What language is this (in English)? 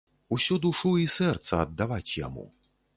Belarusian